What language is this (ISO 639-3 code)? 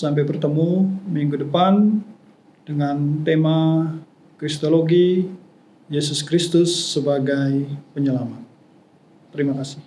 ind